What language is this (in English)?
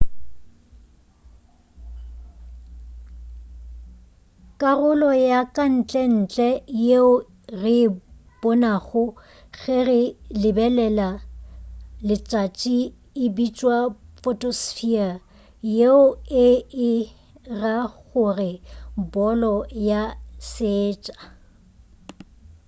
Northern Sotho